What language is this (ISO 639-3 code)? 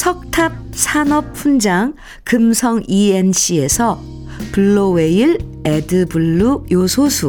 kor